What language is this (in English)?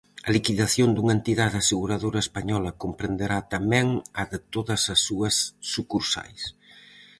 Galician